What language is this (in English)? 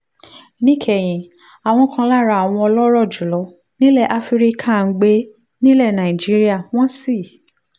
Yoruba